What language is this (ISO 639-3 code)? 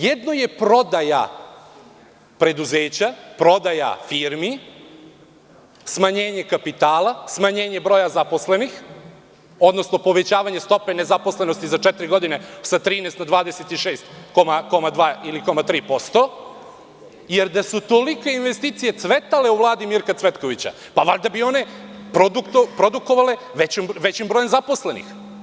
srp